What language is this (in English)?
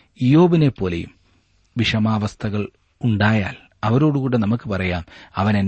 Malayalam